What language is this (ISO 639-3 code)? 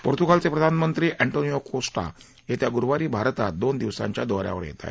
mar